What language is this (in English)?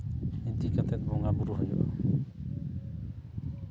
Santali